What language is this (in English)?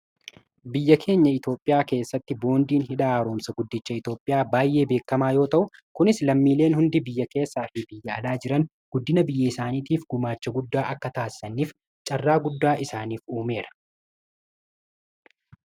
Oromo